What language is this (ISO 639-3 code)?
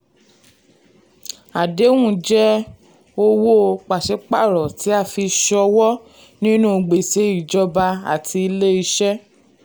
yor